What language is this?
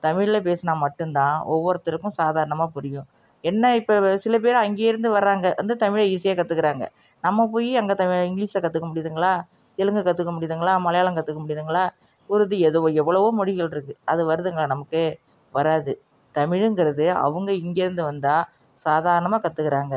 Tamil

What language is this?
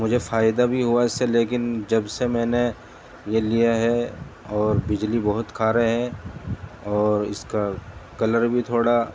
Urdu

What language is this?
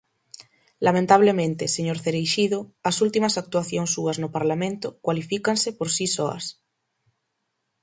Galician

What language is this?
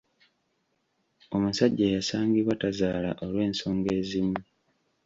Ganda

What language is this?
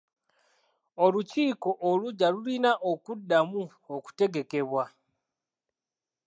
Ganda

